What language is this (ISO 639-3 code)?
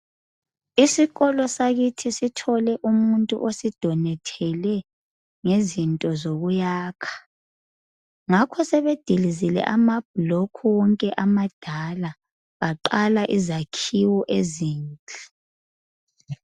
nde